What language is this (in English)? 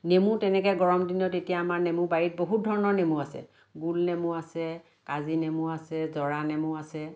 Assamese